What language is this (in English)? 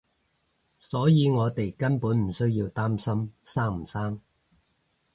Cantonese